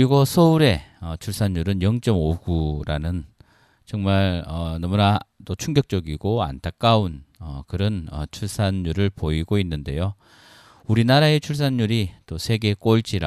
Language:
Korean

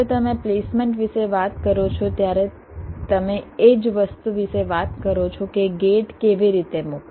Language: Gujarati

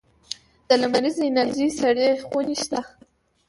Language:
Pashto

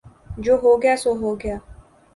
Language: Urdu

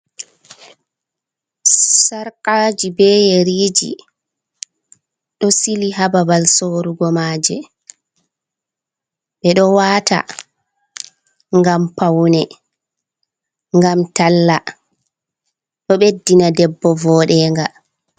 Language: Fula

